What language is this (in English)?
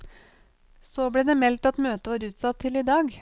Norwegian